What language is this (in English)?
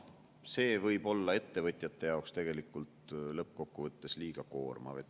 Estonian